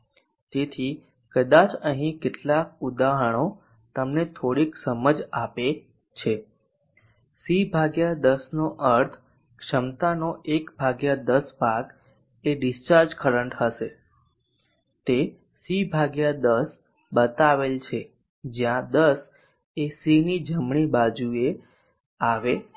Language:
Gujarati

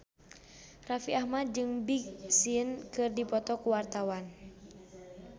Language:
Sundanese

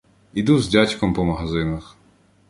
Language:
Ukrainian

